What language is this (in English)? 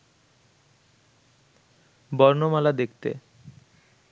Bangla